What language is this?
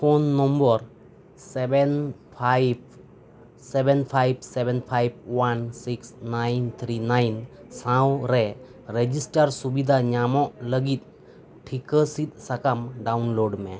Santali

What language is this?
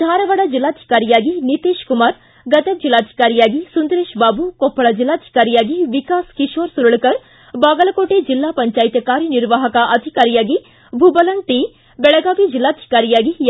Kannada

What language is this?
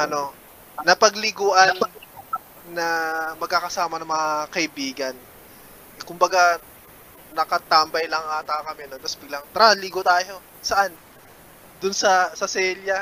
Filipino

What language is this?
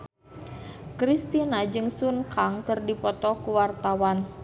Sundanese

